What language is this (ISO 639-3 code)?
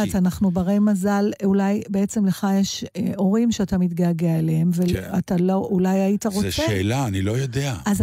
heb